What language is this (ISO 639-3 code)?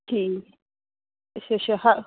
pan